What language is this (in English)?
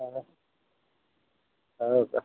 Marathi